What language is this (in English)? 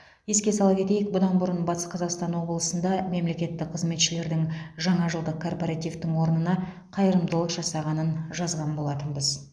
Kazakh